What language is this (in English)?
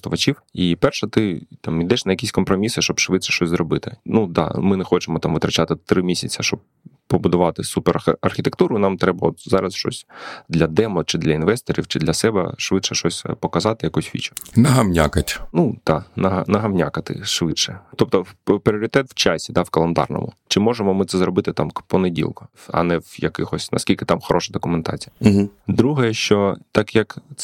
Ukrainian